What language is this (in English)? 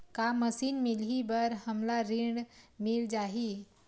Chhattisgarhi